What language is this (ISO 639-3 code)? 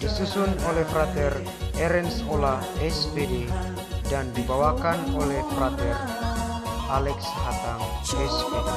ind